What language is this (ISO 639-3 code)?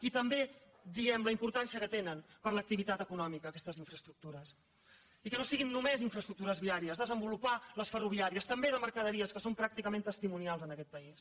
cat